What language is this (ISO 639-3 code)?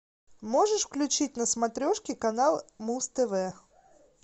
rus